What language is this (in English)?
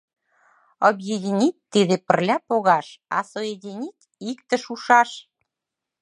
Mari